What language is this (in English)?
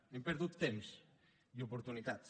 Catalan